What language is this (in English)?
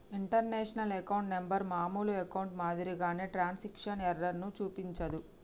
Telugu